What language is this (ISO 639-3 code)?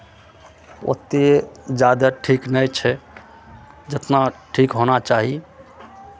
mai